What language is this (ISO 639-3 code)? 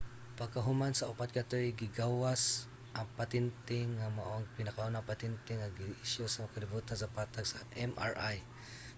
ceb